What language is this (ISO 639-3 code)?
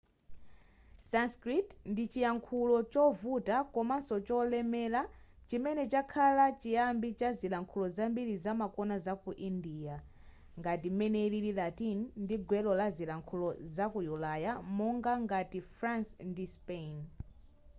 nya